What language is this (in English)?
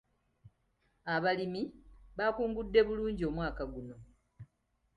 Ganda